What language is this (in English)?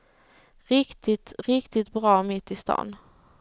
Swedish